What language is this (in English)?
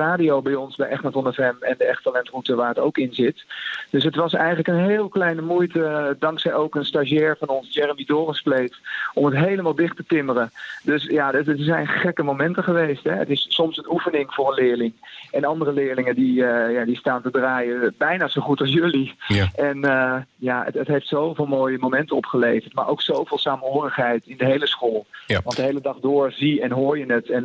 Dutch